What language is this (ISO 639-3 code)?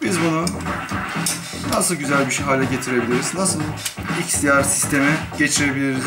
tur